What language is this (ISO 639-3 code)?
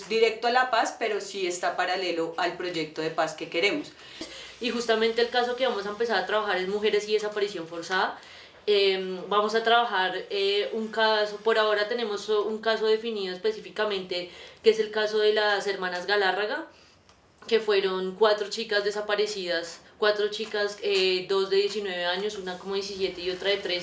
spa